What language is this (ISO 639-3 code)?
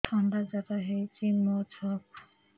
ori